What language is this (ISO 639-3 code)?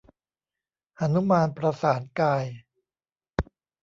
tha